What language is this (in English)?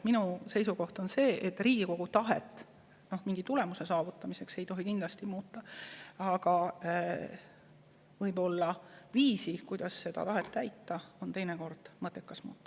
Estonian